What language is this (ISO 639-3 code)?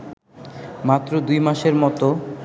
ben